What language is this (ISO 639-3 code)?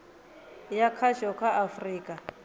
ven